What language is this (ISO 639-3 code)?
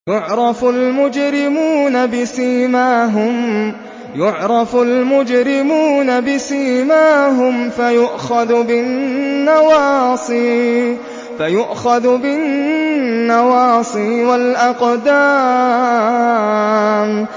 ara